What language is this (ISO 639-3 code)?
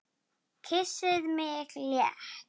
isl